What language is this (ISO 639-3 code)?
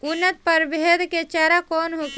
bho